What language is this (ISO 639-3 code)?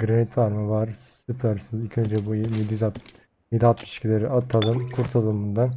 tur